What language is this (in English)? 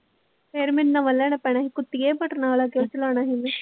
Punjabi